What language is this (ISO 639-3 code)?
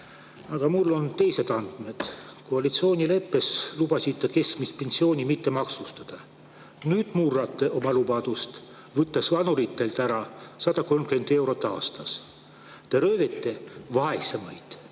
est